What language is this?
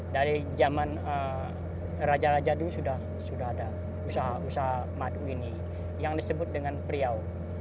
Indonesian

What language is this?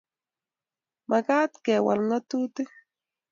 Kalenjin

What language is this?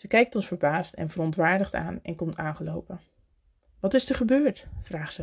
Dutch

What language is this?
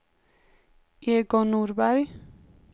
Swedish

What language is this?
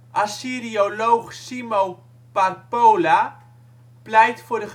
Dutch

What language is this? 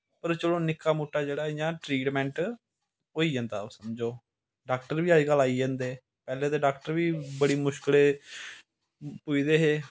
Dogri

